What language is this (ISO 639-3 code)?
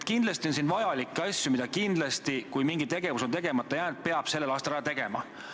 est